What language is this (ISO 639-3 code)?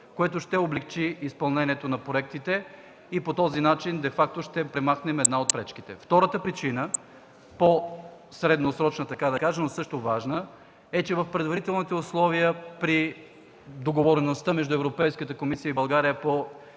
bul